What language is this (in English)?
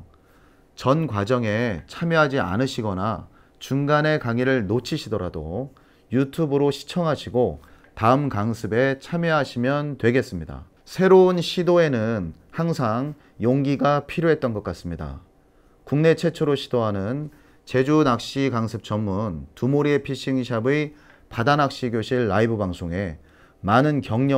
Korean